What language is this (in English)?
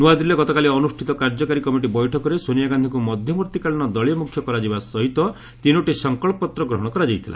Odia